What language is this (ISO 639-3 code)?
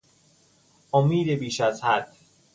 fas